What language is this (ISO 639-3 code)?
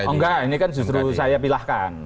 ind